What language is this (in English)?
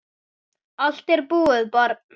Icelandic